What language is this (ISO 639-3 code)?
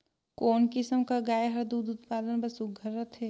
hne